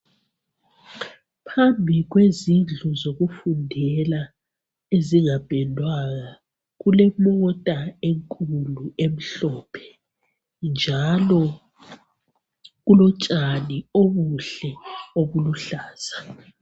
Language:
North Ndebele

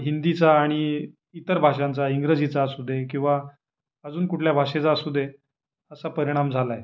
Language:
Marathi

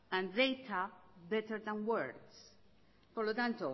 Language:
Basque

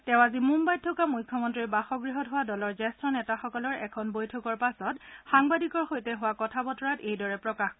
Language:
Assamese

